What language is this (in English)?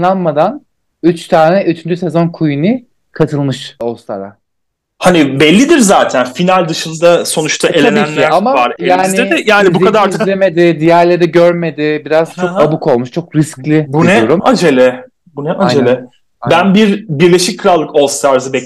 Turkish